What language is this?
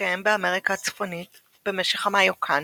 Hebrew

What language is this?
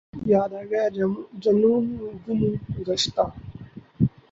Urdu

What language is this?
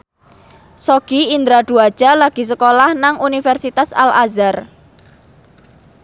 Javanese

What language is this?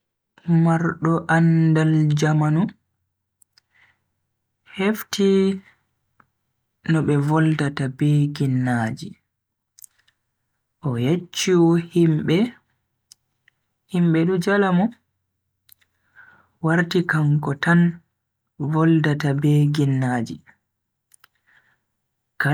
Bagirmi Fulfulde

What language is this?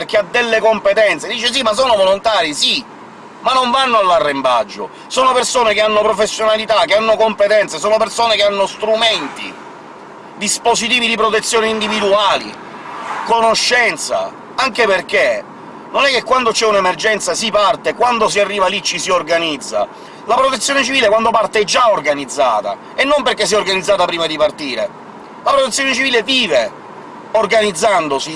Italian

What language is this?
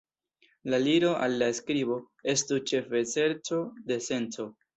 Esperanto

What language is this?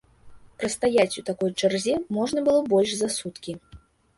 Belarusian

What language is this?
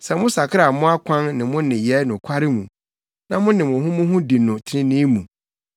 Akan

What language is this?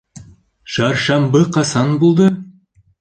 Bashkir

